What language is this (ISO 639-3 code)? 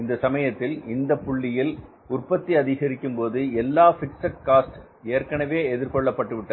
tam